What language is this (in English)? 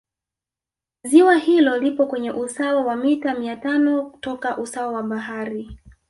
Swahili